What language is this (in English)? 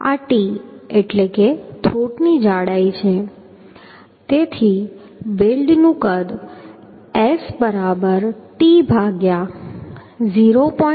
Gujarati